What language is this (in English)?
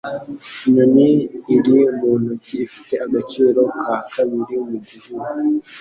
Kinyarwanda